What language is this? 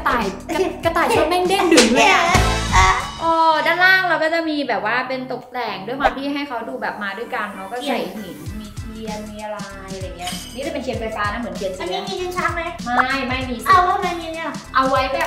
Thai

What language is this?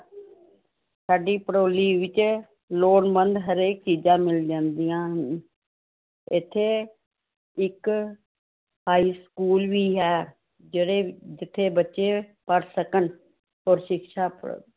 Punjabi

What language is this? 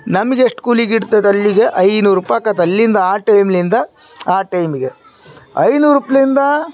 Kannada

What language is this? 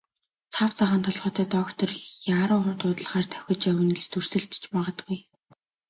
Mongolian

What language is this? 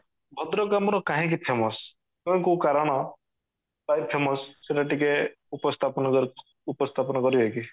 Odia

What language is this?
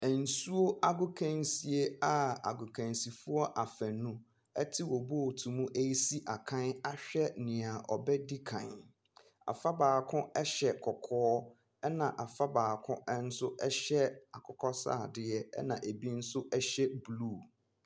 Akan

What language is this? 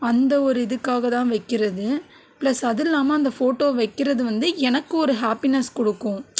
Tamil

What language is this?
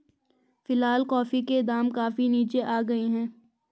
Hindi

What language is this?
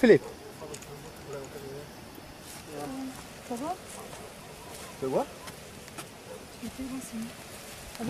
Portuguese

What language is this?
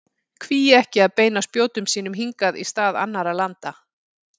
Icelandic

